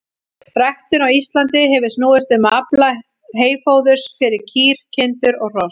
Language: Icelandic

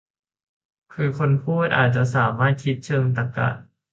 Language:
Thai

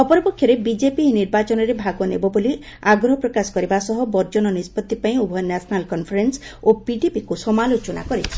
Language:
Odia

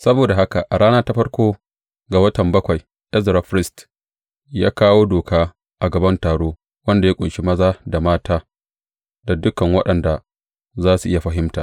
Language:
Hausa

